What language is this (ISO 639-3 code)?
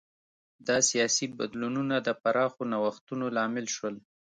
pus